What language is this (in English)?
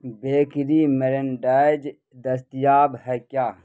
Urdu